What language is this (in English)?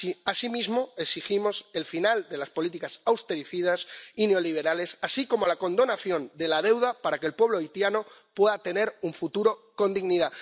Spanish